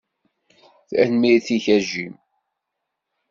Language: Kabyle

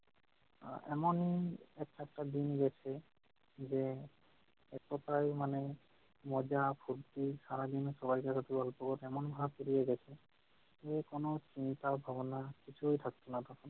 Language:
Bangla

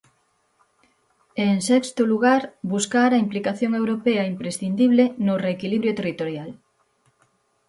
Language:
Galician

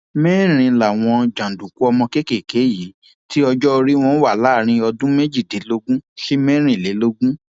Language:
Yoruba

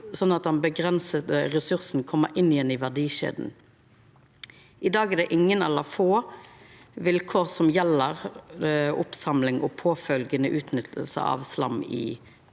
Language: Norwegian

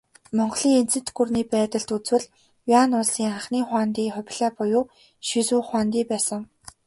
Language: Mongolian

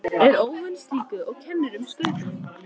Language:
Icelandic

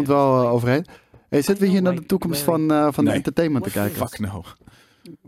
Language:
Dutch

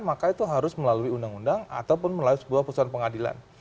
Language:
Indonesian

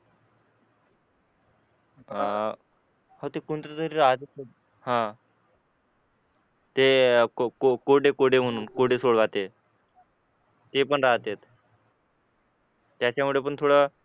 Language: Marathi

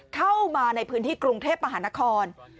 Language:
Thai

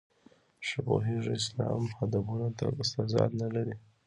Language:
Pashto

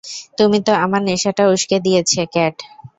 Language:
Bangla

